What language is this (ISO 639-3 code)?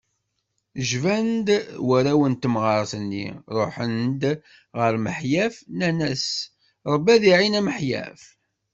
kab